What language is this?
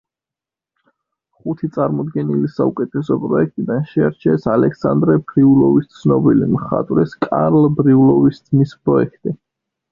Georgian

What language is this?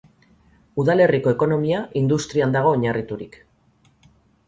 Basque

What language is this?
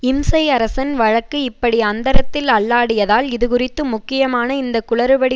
Tamil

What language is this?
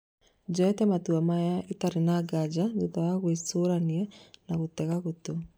Kikuyu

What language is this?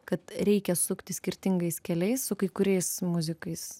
Lithuanian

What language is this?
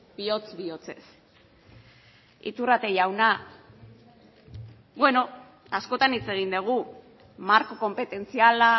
Basque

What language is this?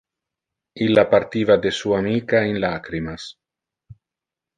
Interlingua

